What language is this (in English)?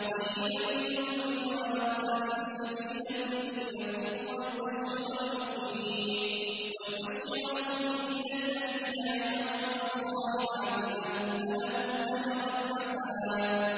Arabic